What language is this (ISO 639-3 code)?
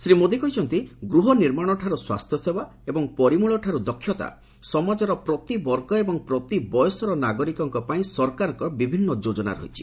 ori